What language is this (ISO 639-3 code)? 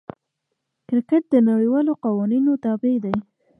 pus